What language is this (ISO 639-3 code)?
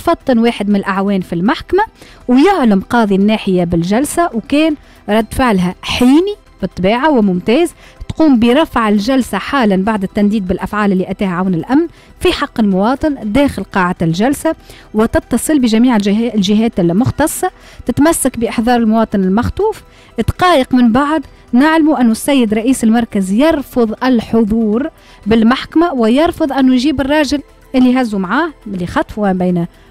ara